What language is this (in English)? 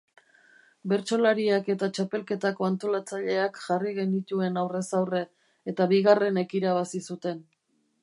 Basque